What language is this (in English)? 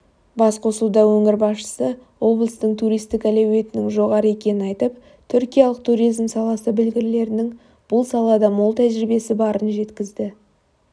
Kazakh